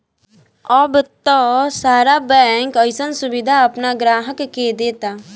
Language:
Bhojpuri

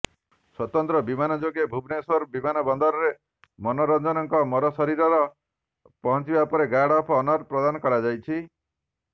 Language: Odia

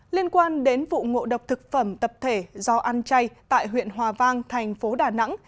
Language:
Vietnamese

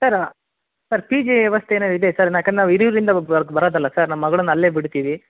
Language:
Kannada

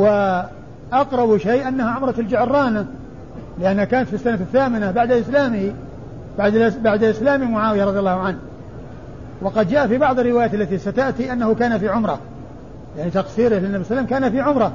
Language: Arabic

